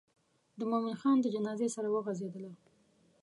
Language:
Pashto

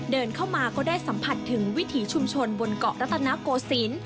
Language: Thai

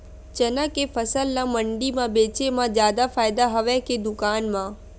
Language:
Chhattisgarhi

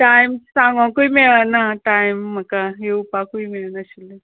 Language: Konkani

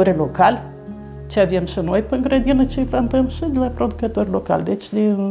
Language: Romanian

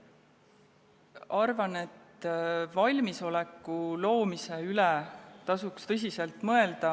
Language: Estonian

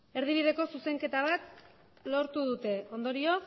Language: Basque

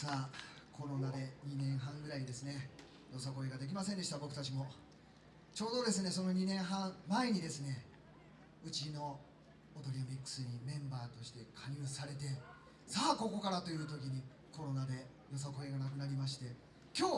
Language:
Japanese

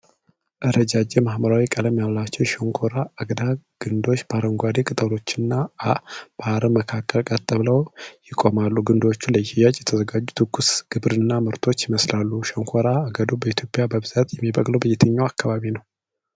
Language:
Amharic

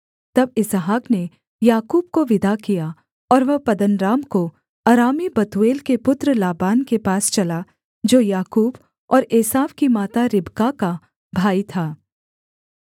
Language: Hindi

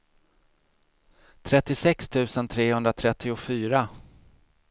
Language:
Swedish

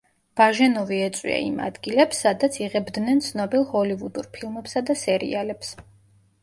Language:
Georgian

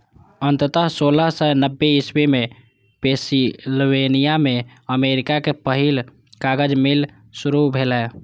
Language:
Maithili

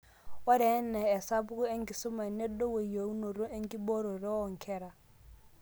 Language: Masai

